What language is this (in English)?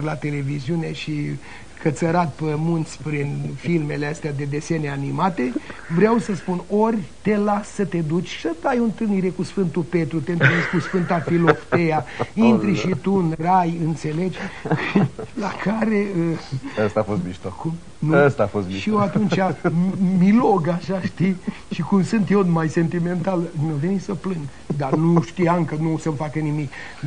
Romanian